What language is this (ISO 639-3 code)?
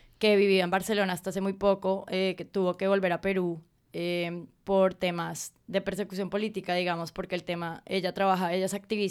spa